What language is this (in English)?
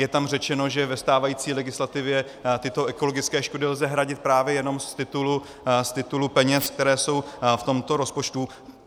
Czech